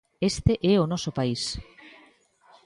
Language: Galician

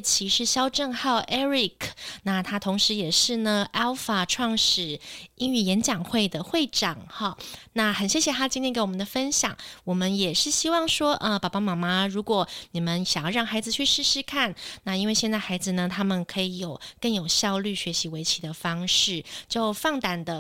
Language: Chinese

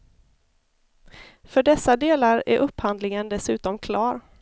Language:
Swedish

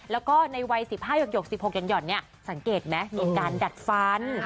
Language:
Thai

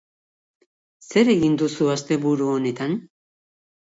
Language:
Basque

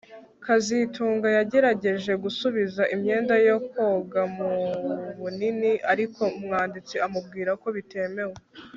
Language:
Kinyarwanda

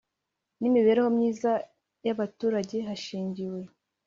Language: Kinyarwanda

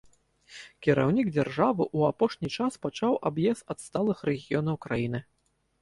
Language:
Belarusian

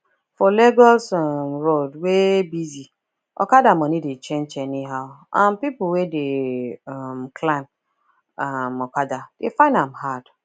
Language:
Nigerian Pidgin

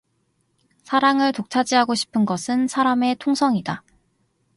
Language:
Korean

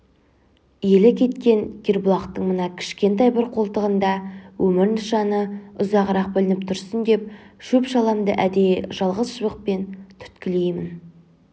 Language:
Kazakh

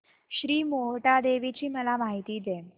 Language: Marathi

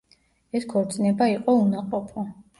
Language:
Georgian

